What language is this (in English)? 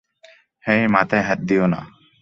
Bangla